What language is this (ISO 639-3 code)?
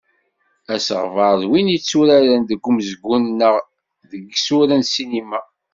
kab